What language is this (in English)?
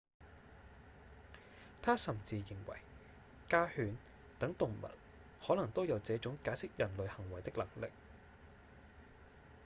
Cantonese